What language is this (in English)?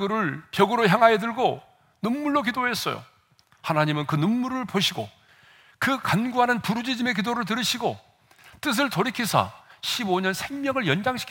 Korean